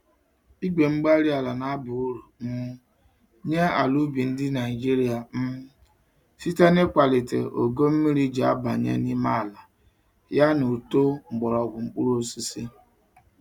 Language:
Igbo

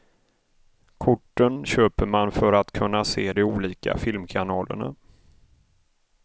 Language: Swedish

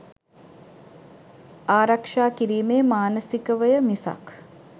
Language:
Sinhala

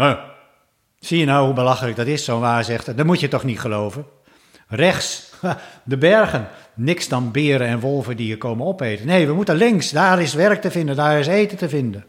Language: Dutch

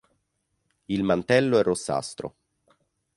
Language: Italian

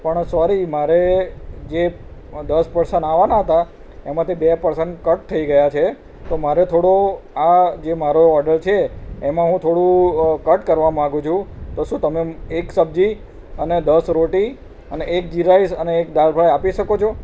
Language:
Gujarati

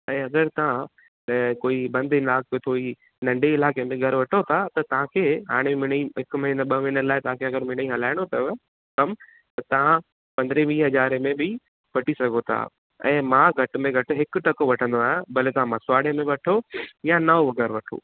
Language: Sindhi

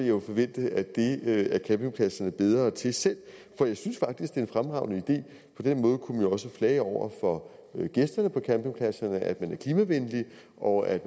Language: Danish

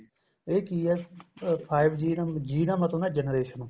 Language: Punjabi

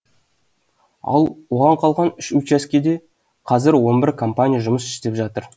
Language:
Kazakh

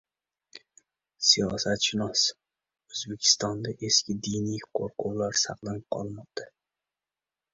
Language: Uzbek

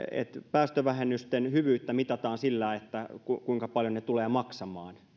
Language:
Finnish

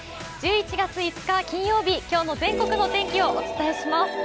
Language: Japanese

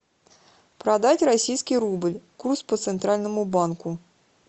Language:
Russian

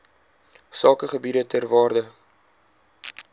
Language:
Afrikaans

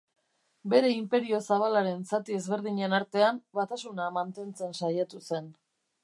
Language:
Basque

